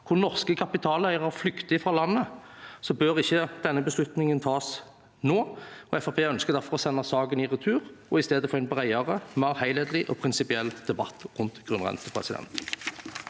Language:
Norwegian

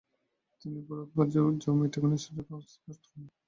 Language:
Bangla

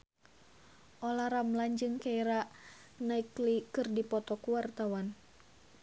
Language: Sundanese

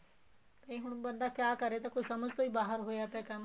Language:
Punjabi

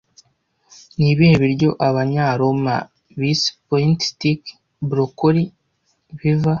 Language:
Kinyarwanda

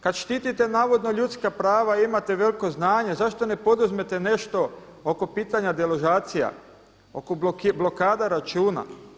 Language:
Croatian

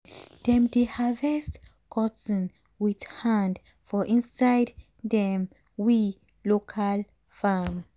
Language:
Nigerian Pidgin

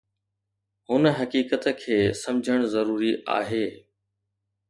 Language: Sindhi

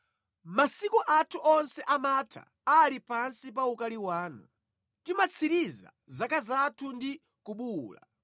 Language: Nyanja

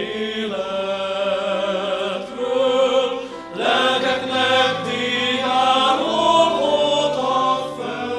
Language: Hungarian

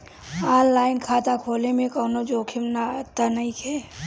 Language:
Bhojpuri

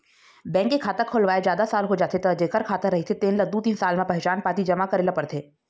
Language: Chhattisgarhi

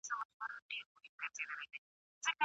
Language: Pashto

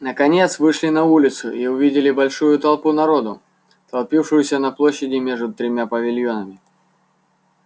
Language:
Russian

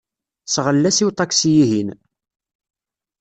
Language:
Kabyle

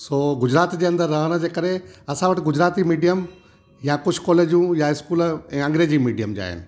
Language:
Sindhi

